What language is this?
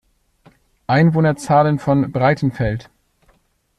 German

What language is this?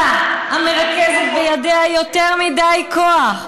Hebrew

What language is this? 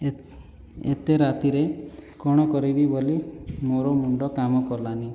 Odia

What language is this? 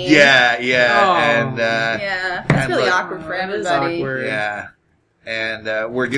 English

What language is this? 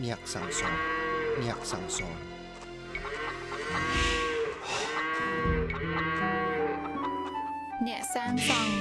English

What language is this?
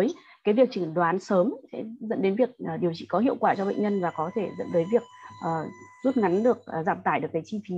Vietnamese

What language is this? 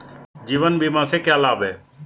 Hindi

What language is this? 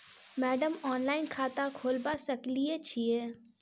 Maithili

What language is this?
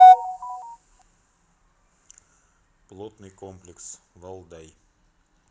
Russian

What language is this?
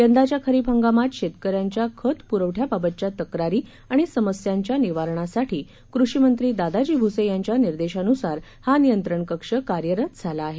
Marathi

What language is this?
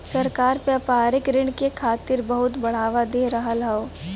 Bhojpuri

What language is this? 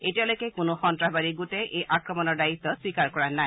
Assamese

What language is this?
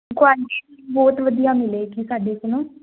Punjabi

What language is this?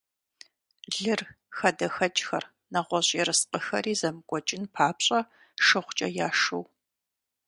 Kabardian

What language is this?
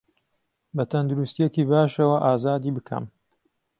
Central Kurdish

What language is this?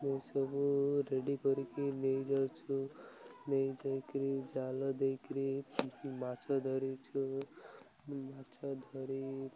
Odia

